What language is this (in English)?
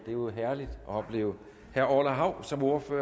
Danish